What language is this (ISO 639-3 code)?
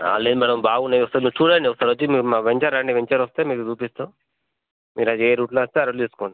tel